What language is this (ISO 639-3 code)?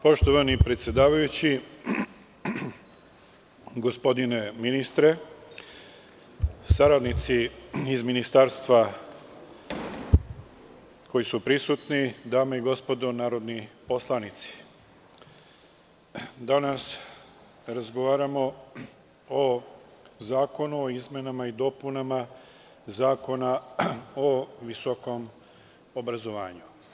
srp